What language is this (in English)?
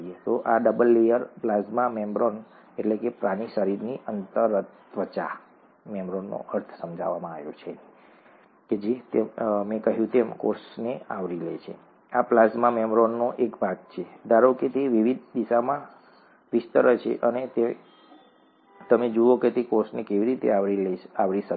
Gujarati